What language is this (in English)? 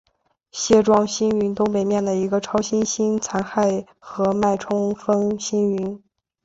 Chinese